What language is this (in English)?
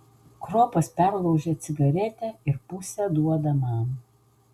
Lithuanian